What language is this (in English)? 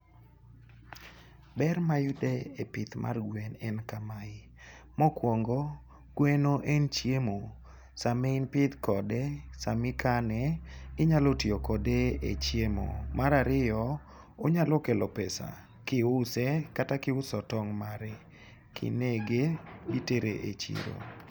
Luo (Kenya and Tanzania)